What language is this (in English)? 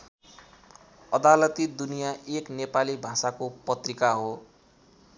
Nepali